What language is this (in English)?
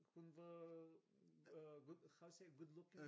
Danish